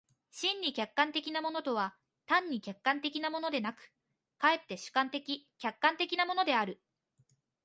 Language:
Japanese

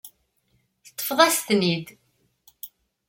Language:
Kabyle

